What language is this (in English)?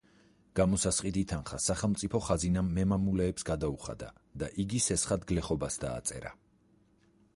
Georgian